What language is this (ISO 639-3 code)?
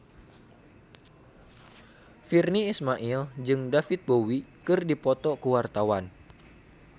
sun